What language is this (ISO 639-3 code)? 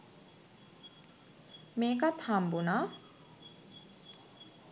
sin